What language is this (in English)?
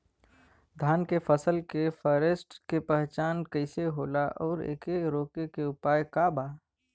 Bhojpuri